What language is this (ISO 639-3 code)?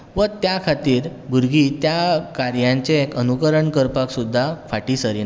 kok